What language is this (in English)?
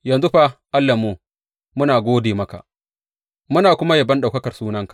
Hausa